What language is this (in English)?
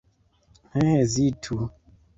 Esperanto